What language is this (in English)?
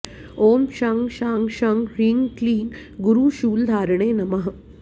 Sanskrit